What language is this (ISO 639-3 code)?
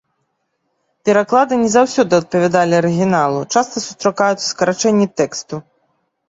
bel